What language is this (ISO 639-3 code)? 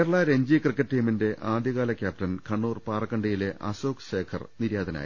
mal